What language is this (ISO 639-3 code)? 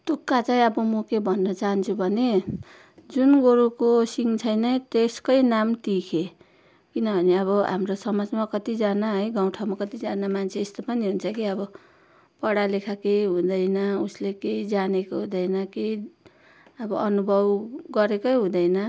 nep